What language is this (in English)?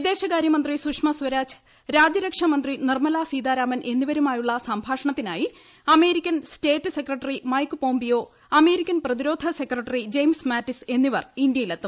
Malayalam